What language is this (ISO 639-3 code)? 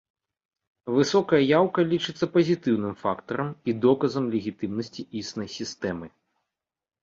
bel